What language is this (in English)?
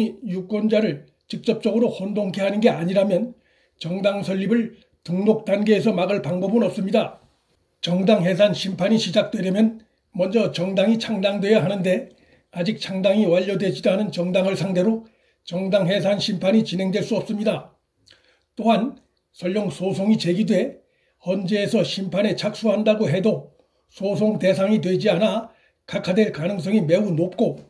Korean